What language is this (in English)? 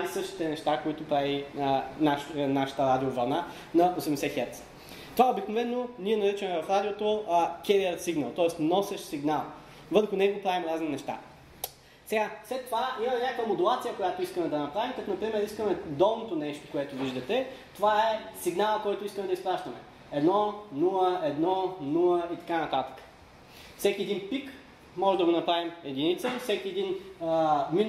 Bulgarian